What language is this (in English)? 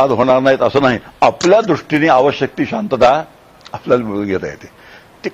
Marathi